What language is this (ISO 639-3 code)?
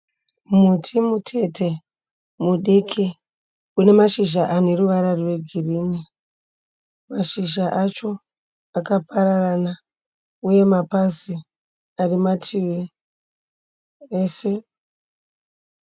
sna